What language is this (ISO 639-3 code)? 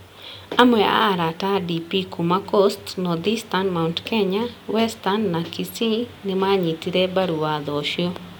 kik